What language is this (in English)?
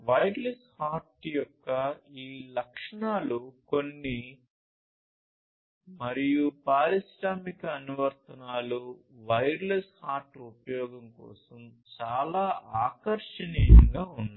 Telugu